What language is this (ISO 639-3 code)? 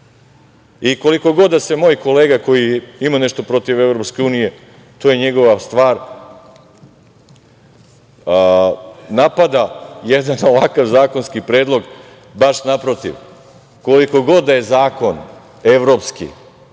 srp